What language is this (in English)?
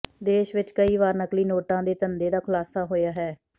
Punjabi